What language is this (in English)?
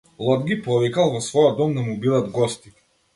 Macedonian